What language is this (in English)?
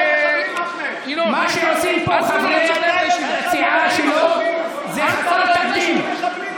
Hebrew